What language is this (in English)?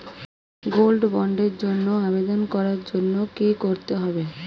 Bangla